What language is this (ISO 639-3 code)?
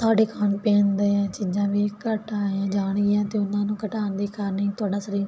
pan